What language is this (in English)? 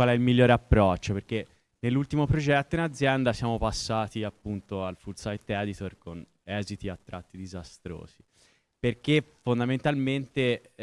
Italian